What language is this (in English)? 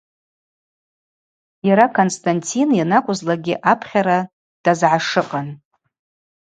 Abaza